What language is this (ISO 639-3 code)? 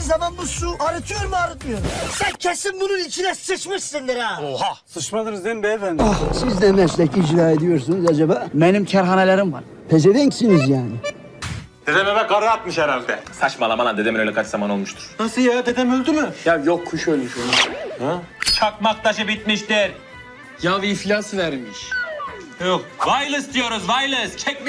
tur